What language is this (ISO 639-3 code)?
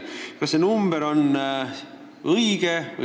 est